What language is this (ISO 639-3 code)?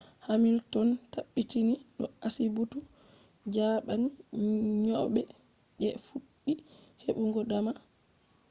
ful